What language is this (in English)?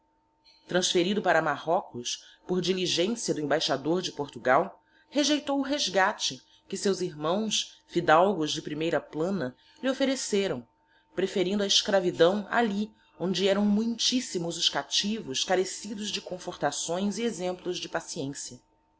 Portuguese